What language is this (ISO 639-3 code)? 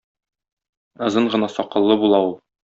tat